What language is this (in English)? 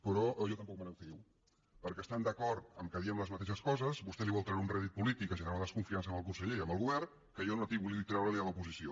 Catalan